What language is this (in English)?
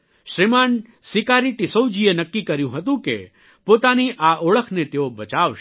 Gujarati